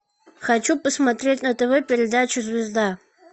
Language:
Russian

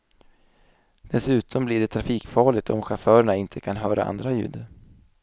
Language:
Swedish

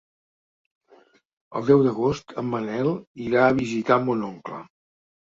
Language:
Catalan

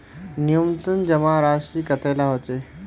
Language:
Magahi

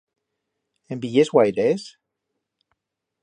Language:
Aragonese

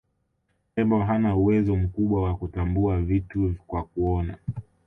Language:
Swahili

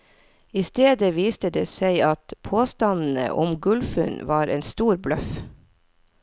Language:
Norwegian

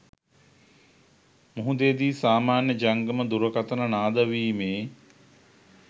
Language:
Sinhala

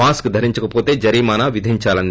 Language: Telugu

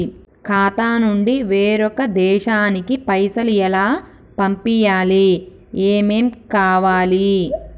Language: Telugu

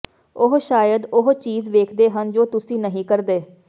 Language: Punjabi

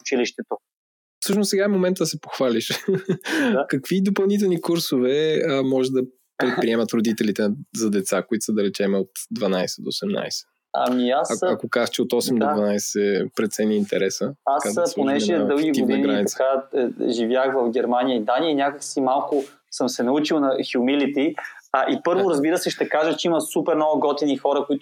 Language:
Bulgarian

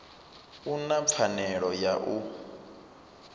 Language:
Venda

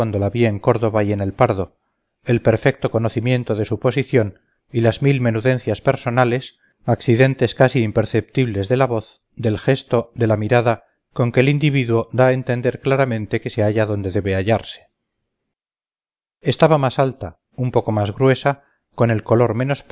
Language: Spanish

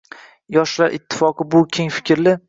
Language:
Uzbek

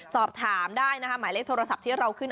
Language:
Thai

